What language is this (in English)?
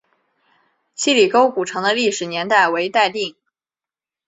Chinese